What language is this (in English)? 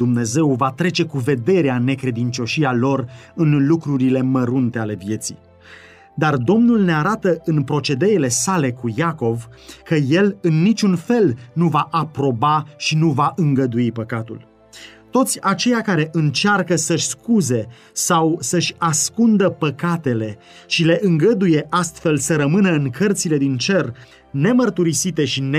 Romanian